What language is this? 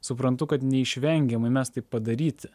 Lithuanian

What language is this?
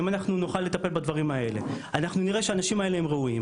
Hebrew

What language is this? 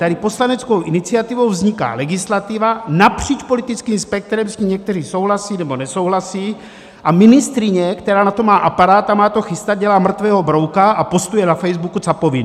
Czech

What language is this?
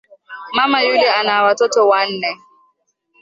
Swahili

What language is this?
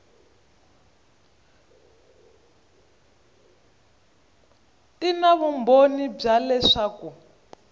Tsonga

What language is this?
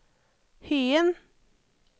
Norwegian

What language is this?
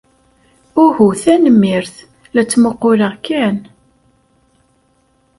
Kabyle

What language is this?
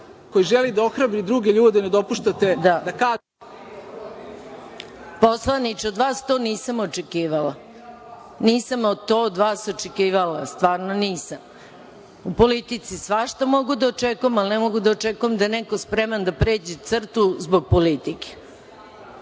Serbian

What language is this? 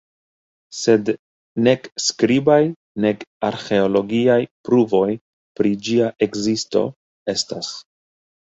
Esperanto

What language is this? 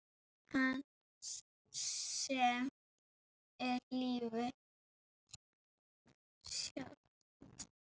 Icelandic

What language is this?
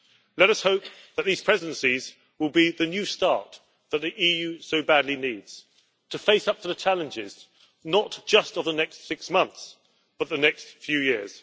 English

